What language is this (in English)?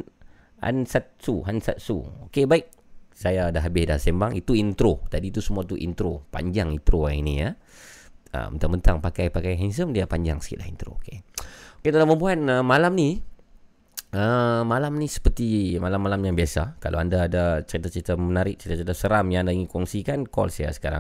Malay